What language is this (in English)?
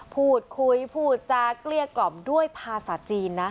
Thai